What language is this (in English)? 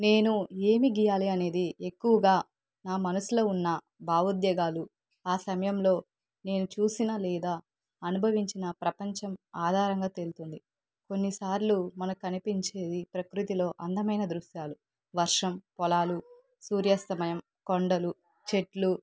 Telugu